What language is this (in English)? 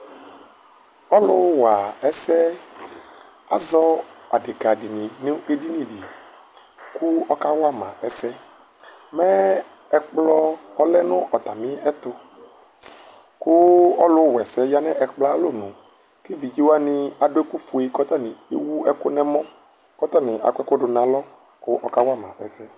Ikposo